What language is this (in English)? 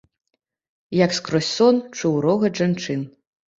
Belarusian